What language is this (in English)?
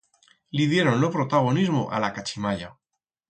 Aragonese